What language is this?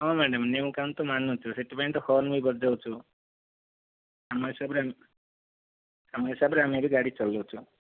Odia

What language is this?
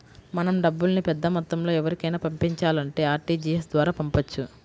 Telugu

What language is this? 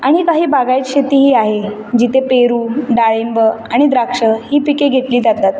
Marathi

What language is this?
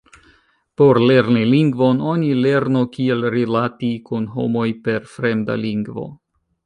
Esperanto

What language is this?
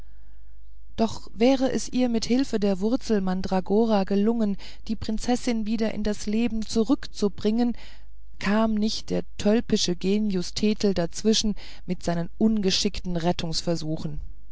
German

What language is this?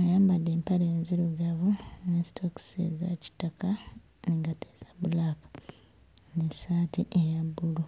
Ganda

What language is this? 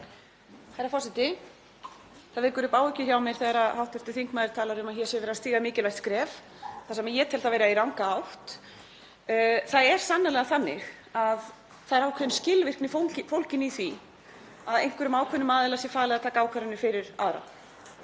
Icelandic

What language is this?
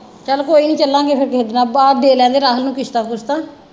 Punjabi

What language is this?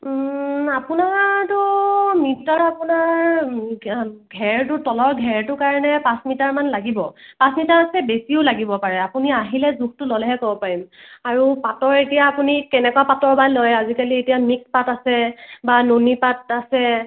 Assamese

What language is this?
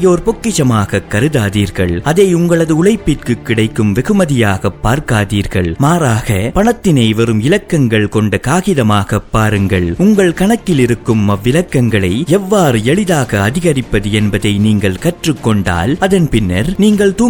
Tamil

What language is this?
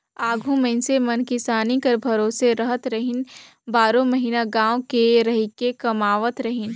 Chhattisgarhi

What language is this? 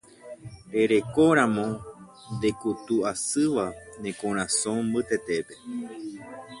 Guarani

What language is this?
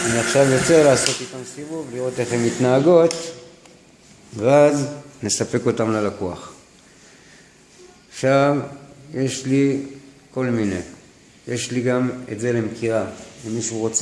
Hebrew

